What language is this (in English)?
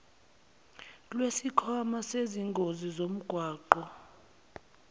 Zulu